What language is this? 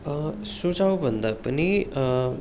Nepali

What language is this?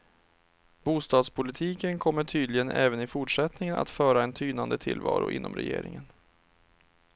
Swedish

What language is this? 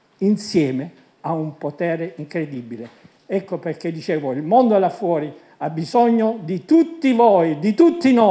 Italian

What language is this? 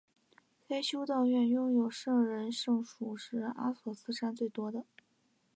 Chinese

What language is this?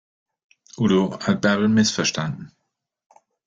German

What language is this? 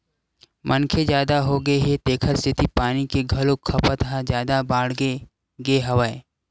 Chhattisgarhi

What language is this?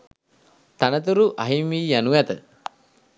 Sinhala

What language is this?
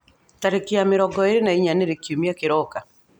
Kikuyu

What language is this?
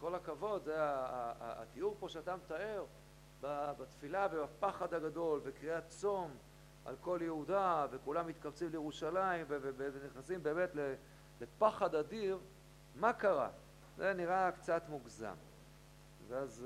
Hebrew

